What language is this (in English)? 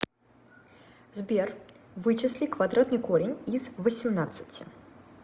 Russian